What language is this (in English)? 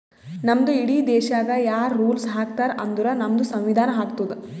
Kannada